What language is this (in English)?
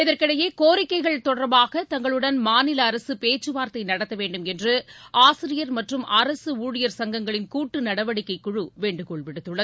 Tamil